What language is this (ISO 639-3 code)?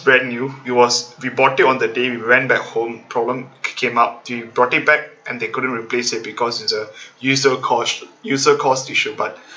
eng